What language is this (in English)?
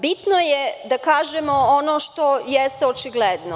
Serbian